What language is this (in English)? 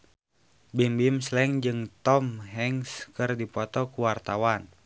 Sundanese